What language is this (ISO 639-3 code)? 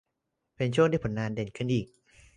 tha